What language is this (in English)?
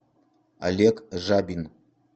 Russian